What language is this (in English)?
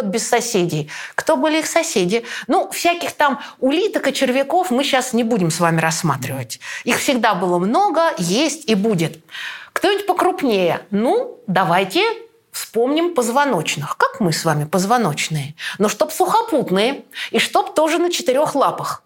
Russian